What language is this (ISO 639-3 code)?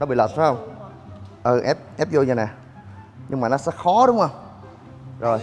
vie